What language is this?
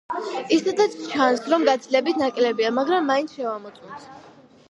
Georgian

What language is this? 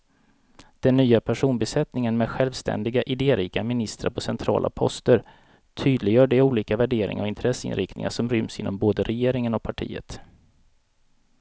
Swedish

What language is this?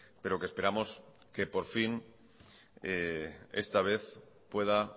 Spanish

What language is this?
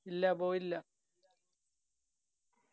Malayalam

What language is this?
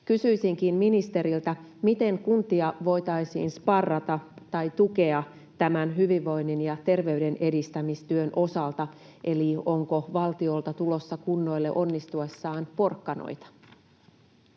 Finnish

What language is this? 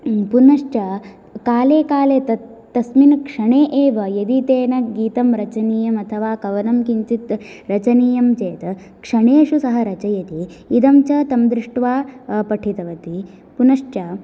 Sanskrit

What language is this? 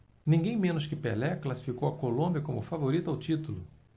Portuguese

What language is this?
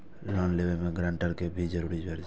Maithili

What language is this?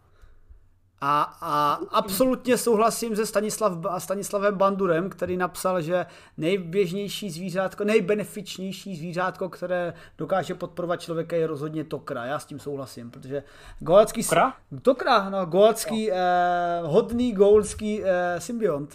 Czech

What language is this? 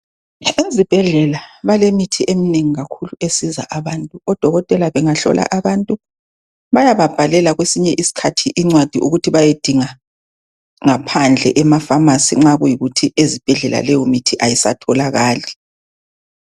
North Ndebele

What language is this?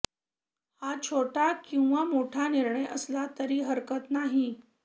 Marathi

